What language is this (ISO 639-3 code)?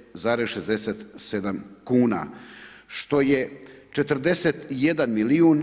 hrv